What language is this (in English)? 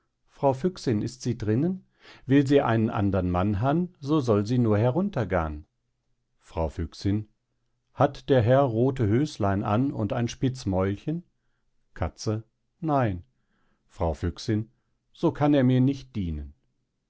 German